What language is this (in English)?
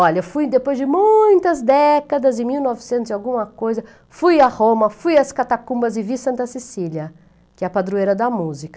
Portuguese